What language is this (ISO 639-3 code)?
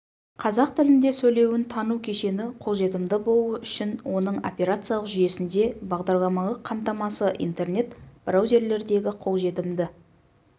kaz